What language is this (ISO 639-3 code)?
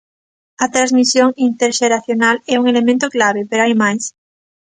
glg